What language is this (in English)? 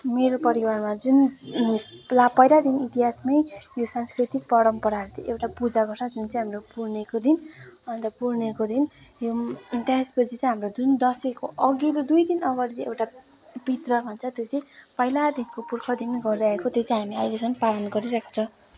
Nepali